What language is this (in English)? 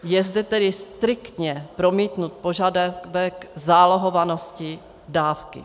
Czech